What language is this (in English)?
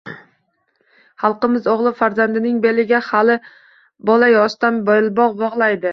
Uzbek